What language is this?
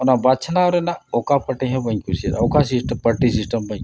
Santali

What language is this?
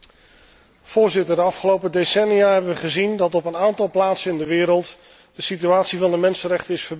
Dutch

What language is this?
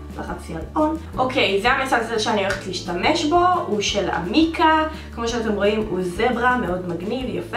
Hebrew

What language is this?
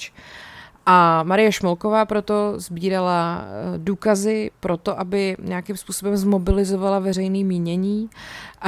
Czech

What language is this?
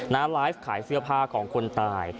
Thai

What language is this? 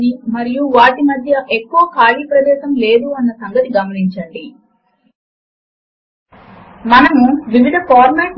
Telugu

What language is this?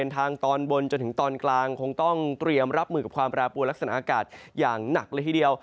Thai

